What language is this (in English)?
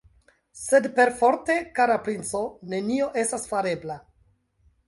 Esperanto